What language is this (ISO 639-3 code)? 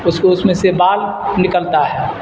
urd